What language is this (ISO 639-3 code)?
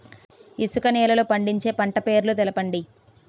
tel